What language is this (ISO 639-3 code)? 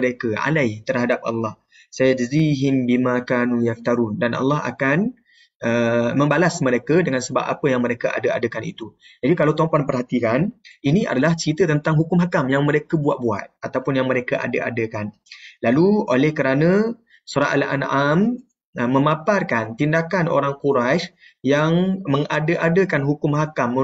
msa